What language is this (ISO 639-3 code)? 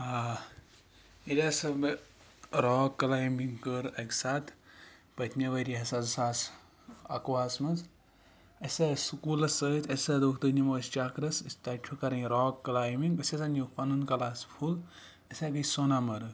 kas